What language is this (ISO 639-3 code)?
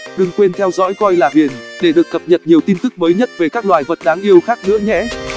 vie